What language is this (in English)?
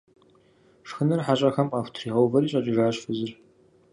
Kabardian